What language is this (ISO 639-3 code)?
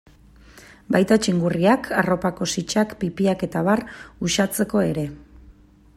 eus